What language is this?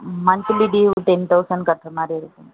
Tamil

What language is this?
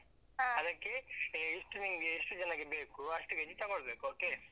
Kannada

